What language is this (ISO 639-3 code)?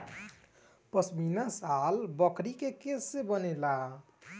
bho